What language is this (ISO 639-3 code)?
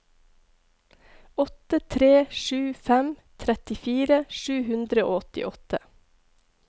nor